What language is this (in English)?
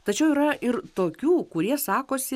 Lithuanian